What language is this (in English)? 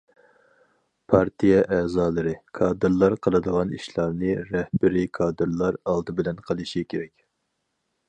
Uyghur